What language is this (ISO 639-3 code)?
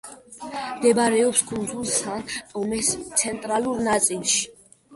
kat